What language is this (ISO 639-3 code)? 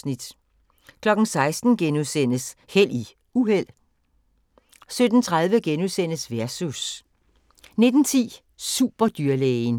dan